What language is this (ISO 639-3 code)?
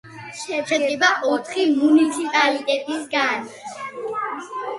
kat